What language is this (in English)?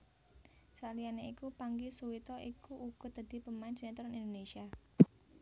Javanese